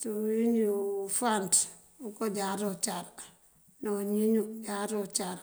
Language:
Mandjak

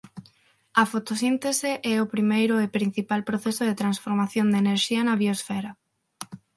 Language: Galician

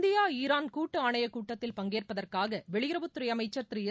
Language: Tamil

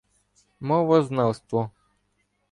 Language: Ukrainian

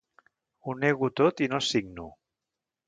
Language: Catalan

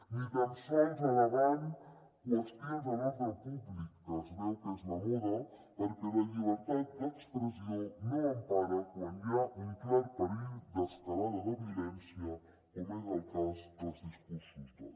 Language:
Catalan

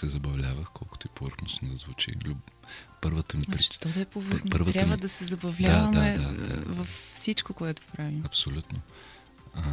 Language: Bulgarian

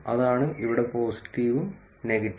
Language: Malayalam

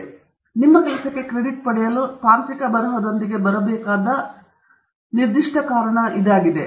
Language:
Kannada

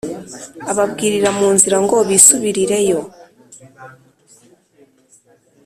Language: Kinyarwanda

